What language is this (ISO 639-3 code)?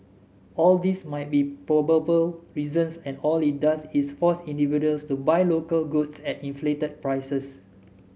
eng